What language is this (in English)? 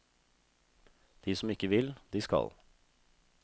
Norwegian